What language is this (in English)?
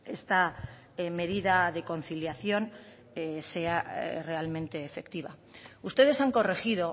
Spanish